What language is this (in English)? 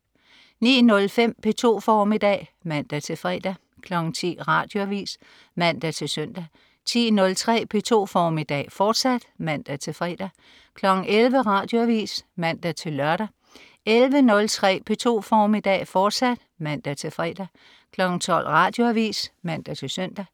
Danish